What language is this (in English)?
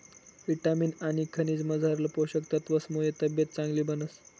Marathi